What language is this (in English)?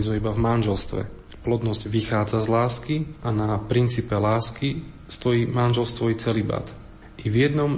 Slovak